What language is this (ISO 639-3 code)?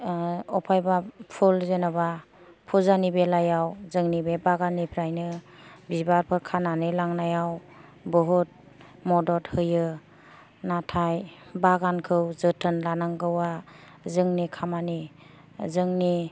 brx